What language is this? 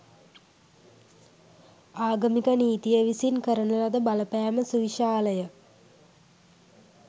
Sinhala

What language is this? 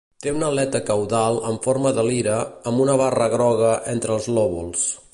Catalan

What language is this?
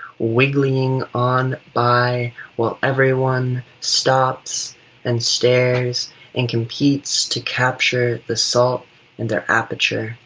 English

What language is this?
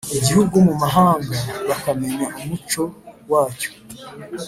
Kinyarwanda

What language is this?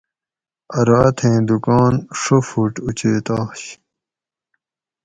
Gawri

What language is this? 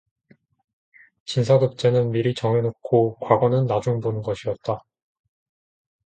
Korean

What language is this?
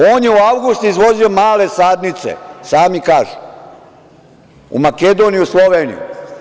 Serbian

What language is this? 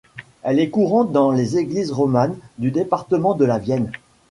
French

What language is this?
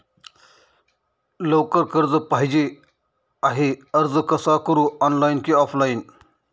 Marathi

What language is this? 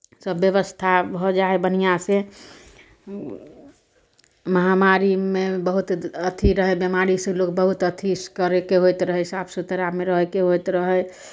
Maithili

